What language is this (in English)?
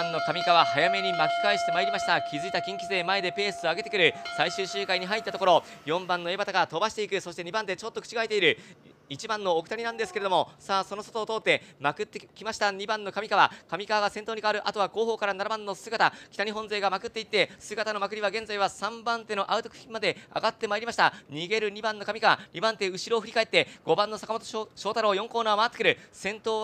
Japanese